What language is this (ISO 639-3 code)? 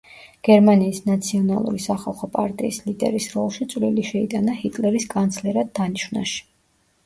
kat